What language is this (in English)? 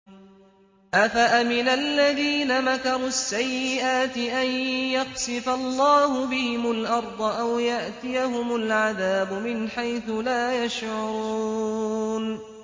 Arabic